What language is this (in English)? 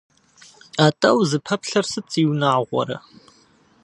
Kabardian